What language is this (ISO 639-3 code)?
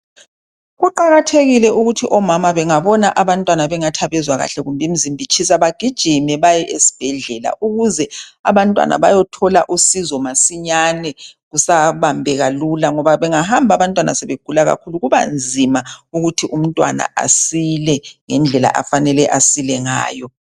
nde